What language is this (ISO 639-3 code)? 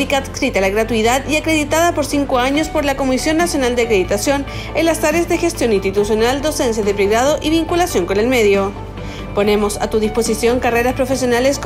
spa